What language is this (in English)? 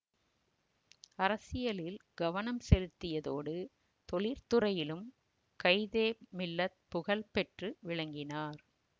Tamil